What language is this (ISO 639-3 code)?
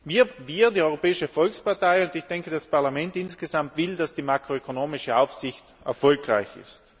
deu